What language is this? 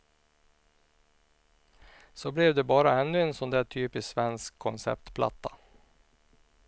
Swedish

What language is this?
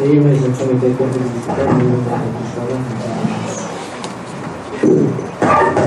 Malay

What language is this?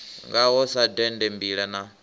Venda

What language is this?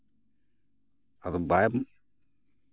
Santali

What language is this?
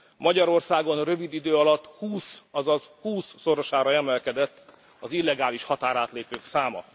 Hungarian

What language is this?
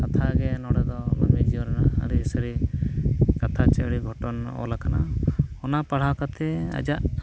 Santali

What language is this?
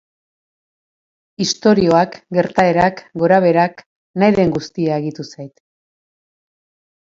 Basque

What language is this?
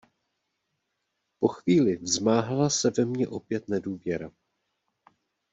Czech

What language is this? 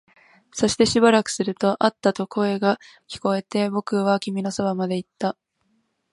Japanese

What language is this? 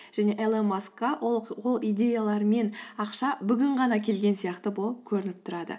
Kazakh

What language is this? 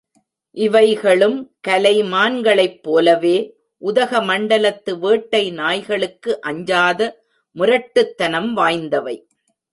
Tamil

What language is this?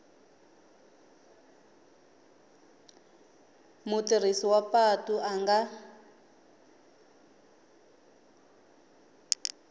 Tsonga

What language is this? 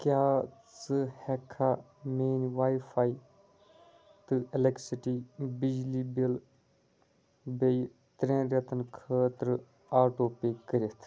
Kashmiri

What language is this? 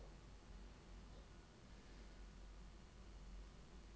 Norwegian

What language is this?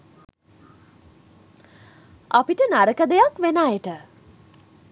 Sinhala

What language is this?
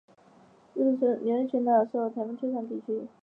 Chinese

